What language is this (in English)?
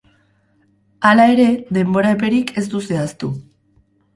Basque